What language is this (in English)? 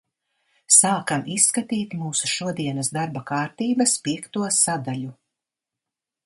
Latvian